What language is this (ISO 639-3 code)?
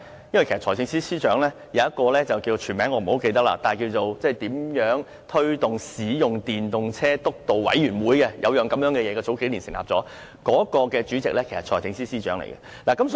yue